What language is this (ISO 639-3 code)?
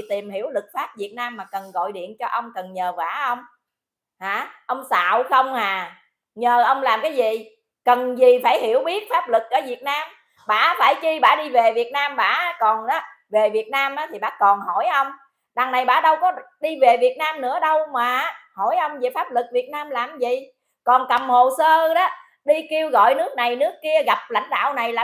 vie